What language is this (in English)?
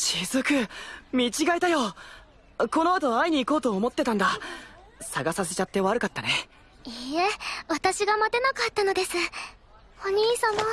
Japanese